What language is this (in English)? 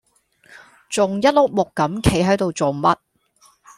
Cantonese